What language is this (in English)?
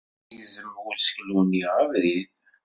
Kabyle